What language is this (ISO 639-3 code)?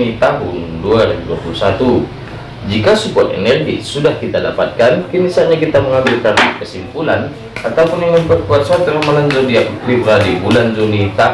ind